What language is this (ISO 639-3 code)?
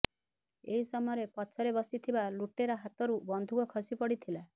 ori